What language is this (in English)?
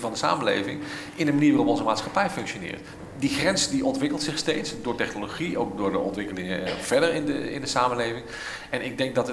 Dutch